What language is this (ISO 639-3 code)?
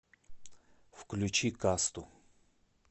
rus